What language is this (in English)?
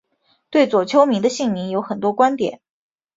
Chinese